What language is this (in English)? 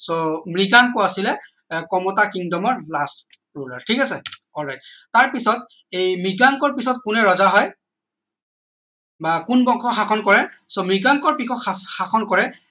Assamese